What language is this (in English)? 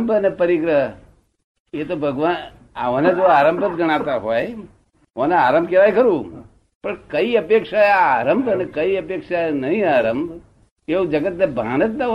Gujarati